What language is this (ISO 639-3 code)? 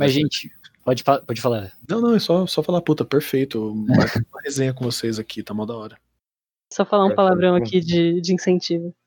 por